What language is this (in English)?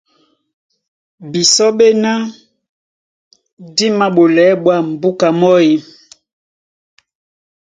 Duala